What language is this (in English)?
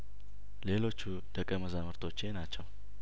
Amharic